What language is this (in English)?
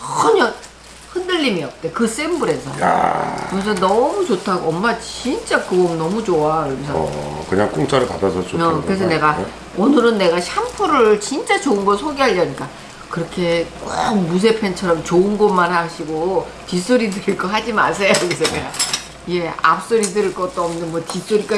Korean